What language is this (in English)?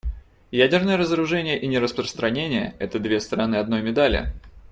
Russian